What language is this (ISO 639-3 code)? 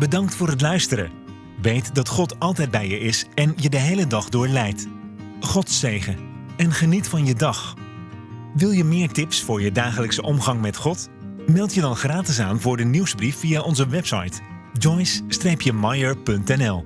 nld